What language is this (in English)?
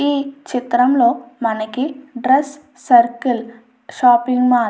Telugu